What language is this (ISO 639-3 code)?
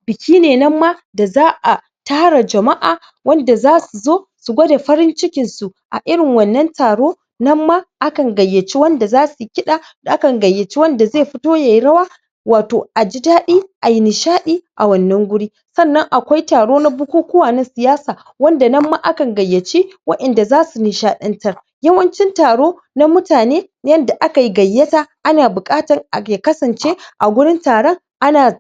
hau